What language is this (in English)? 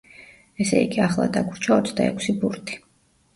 Georgian